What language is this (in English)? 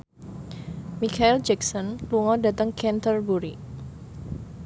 Javanese